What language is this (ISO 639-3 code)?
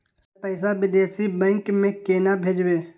mai